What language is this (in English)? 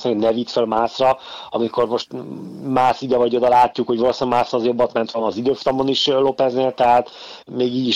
Hungarian